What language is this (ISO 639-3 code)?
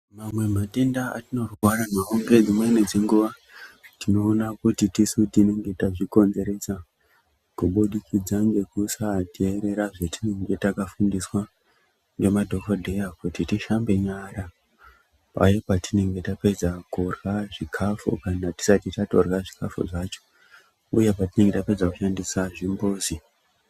ndc